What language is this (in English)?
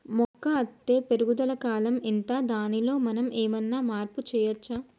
Telugu